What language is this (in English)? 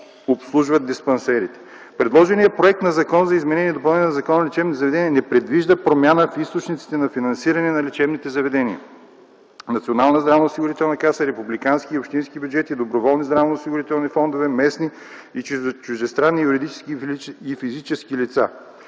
Bulgarian